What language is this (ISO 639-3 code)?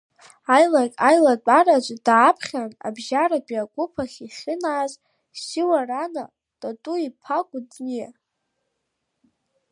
abk